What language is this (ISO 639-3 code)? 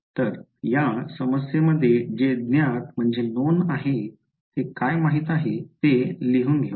mar